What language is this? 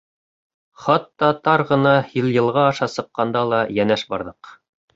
Bashkir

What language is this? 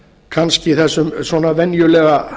Icelandic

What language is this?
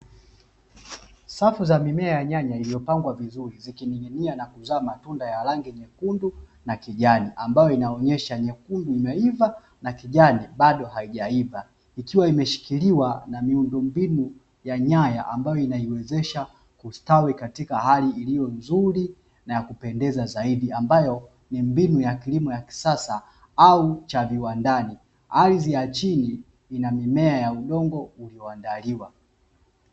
Swahili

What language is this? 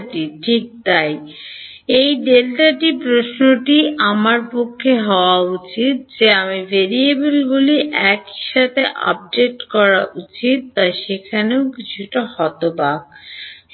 Bangla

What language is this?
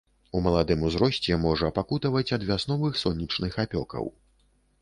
Belarusian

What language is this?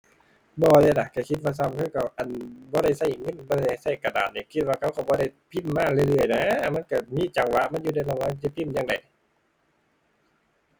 Thai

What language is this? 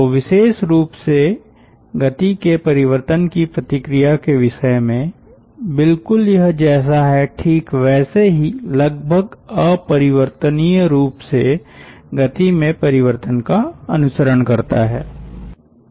Hindi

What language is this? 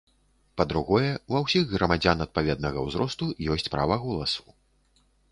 Belarusian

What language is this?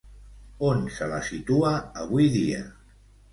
Catalan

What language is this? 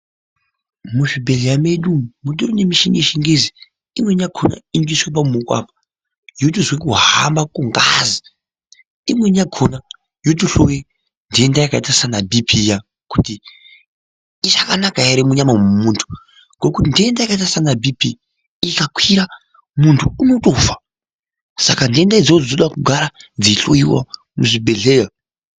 Ndau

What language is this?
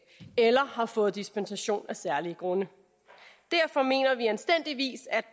Danish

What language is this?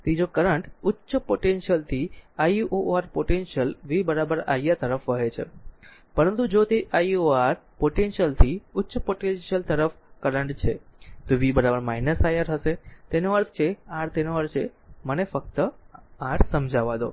Gujarati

